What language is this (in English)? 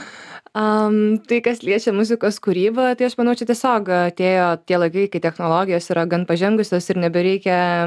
Lithuanian